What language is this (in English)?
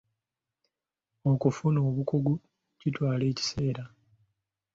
Ganda